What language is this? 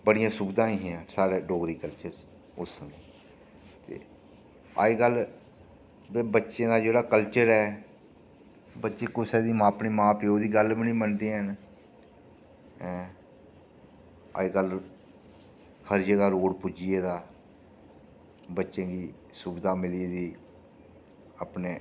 Dogri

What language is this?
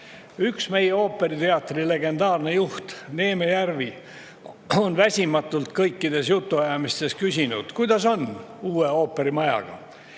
Estonian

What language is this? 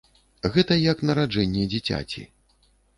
Belarusian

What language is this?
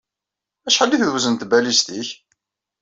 Kabyle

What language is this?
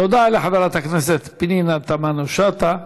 Hebrew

